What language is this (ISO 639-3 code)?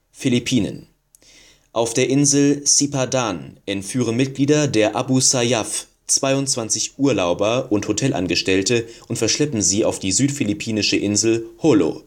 deu